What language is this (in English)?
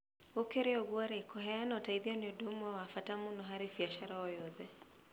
Kikuyu